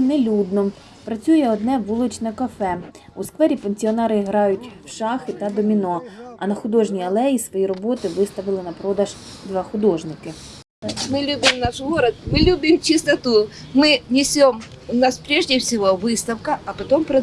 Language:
Ukrainian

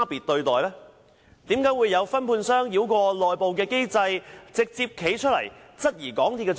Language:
Cantonese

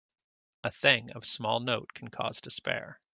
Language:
English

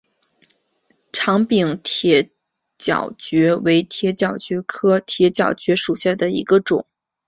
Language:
Chinese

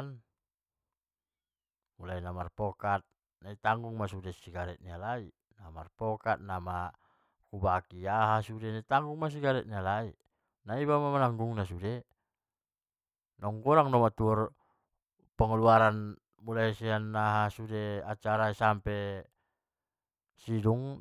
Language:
Batak Mandailing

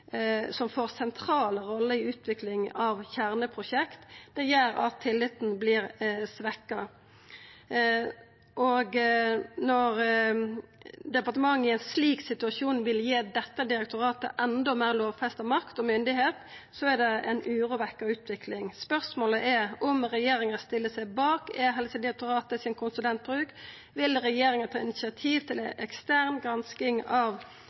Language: Norwegian Nynorsk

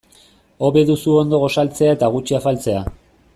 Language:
Basque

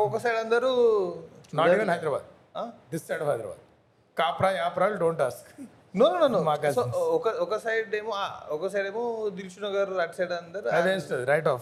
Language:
Telugu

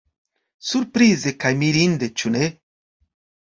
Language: Esperanto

